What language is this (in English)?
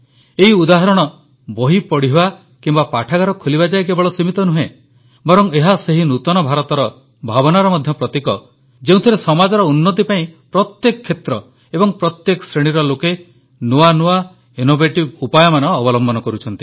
Odia